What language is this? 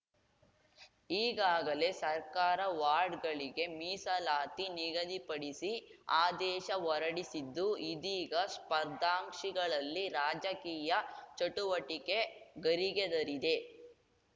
Kannada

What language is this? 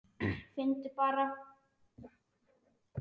Icelandic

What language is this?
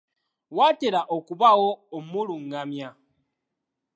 Ganda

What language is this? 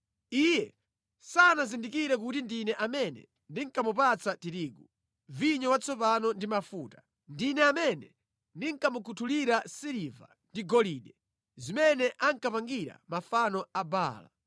Nyanja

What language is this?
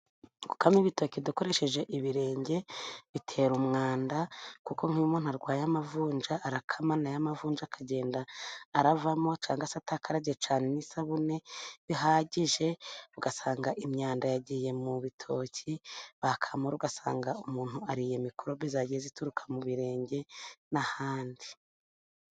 Kinyarwanda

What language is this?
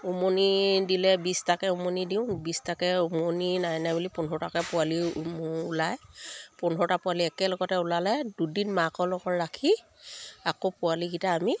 Assamese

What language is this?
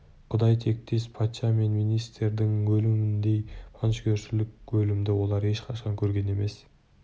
Kazakh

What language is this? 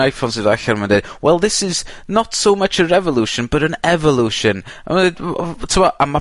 Welsh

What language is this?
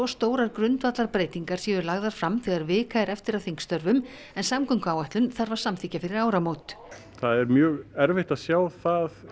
Icelandic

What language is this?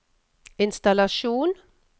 Norwegian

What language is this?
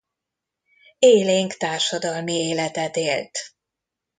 Hungarian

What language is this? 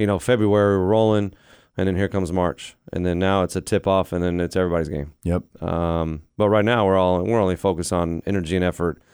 English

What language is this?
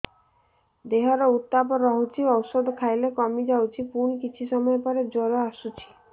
Odia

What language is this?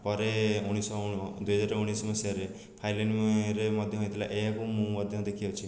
Odia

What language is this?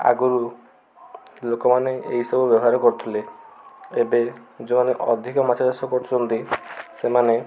Odia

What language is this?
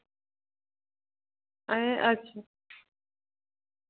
Dogri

